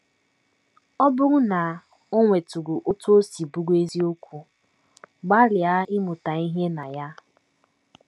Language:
Igbo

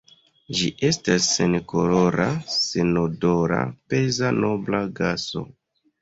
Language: Esperanto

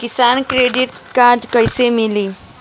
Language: Bhojpuri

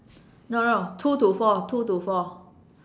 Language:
English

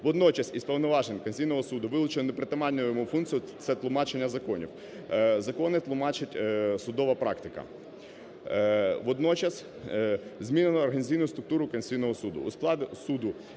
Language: Ukrainian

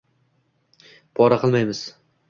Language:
Uzbek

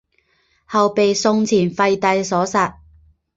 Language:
Chinese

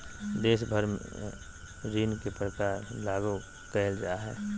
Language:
Magahi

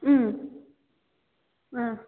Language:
Nepali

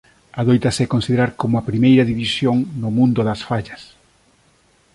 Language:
Galician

